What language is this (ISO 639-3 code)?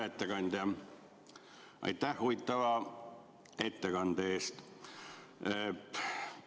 est